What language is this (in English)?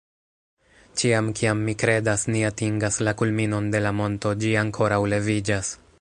Esperanto